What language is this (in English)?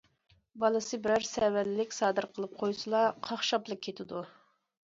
Uyghur